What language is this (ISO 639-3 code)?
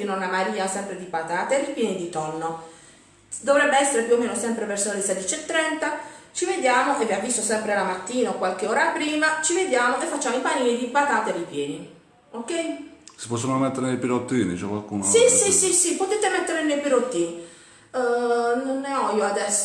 ita